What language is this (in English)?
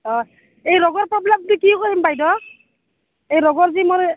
Assamese